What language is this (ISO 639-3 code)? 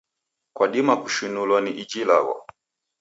dav